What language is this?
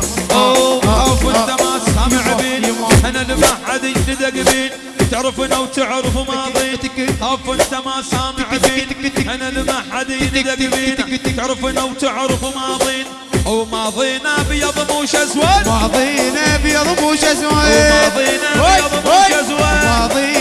Arabic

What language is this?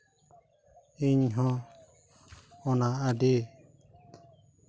Santali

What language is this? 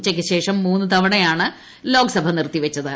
Malayalam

